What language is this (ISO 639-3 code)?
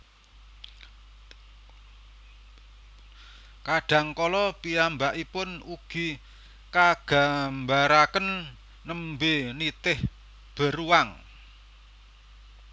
jav